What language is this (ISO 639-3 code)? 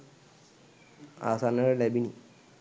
sin